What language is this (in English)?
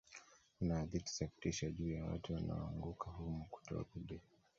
Swahili